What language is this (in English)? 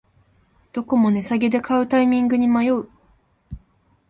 Japanese